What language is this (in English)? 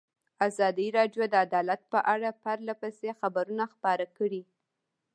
Pashto